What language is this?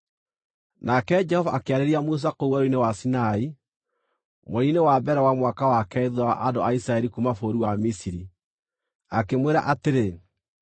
Kikuyu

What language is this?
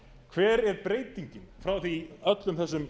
Icelandic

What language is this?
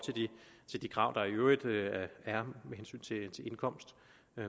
Danish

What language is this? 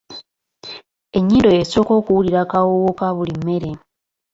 Ganda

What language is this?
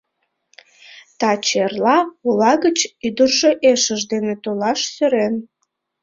Mari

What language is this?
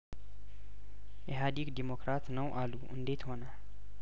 Amharic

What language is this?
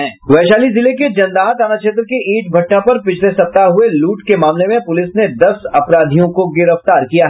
Hindi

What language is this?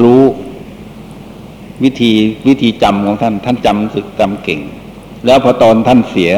Thai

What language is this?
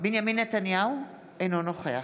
Hebrew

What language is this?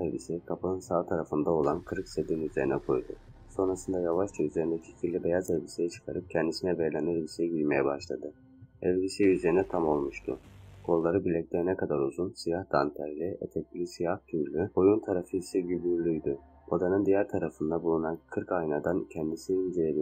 Turkish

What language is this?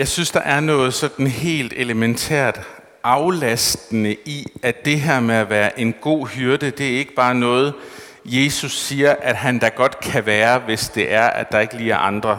Danish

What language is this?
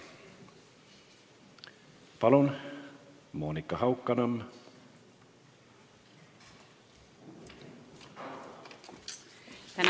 Estonian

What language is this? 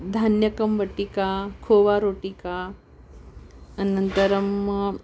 Sanskrit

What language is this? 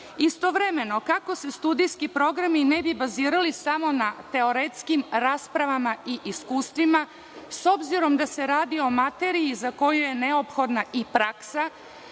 Serbian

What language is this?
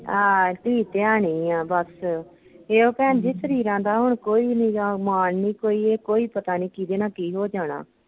Punjabi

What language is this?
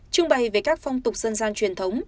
Vietnamese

